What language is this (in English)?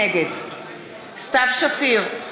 Hebrew